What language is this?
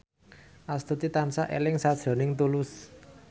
Javanese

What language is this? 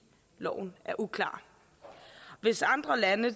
Danish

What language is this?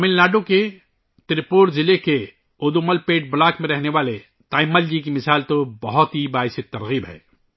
Urdu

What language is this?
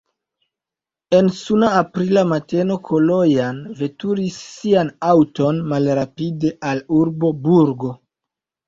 Esperanto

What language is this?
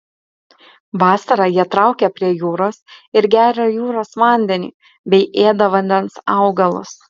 Lithuanian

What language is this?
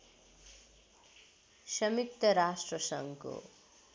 Nepali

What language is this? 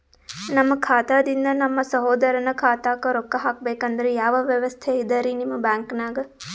Kannada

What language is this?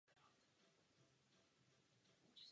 Czech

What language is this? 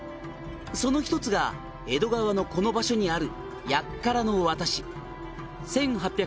Japanese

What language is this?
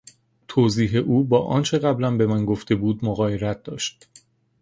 Persian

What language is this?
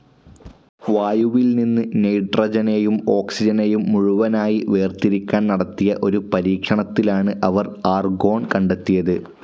Malayalam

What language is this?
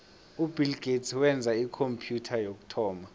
South Ndebele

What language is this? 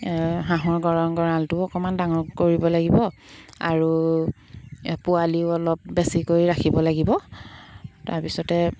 Assamese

